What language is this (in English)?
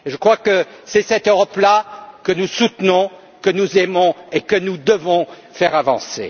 French